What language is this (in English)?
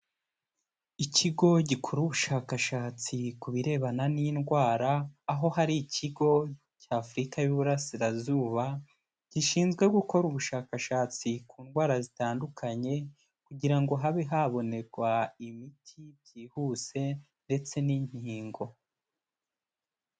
Kinyarwanda